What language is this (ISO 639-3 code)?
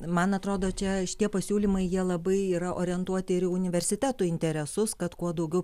lit